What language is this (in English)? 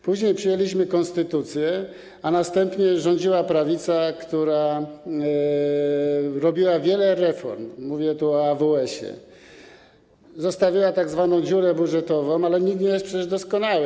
Polish